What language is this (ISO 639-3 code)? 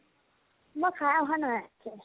asm